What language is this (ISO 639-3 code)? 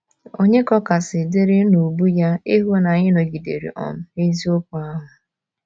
ibo